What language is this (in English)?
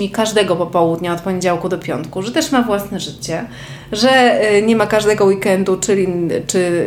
Polish